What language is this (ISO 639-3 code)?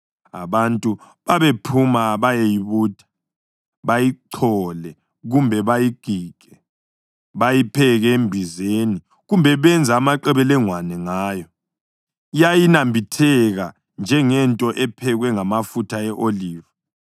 nde